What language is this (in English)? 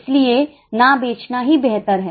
Hindi